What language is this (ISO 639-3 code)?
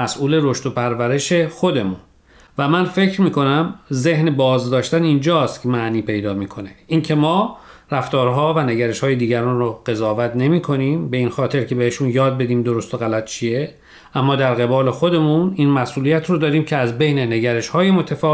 fas